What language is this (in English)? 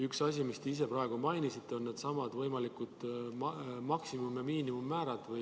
Estonian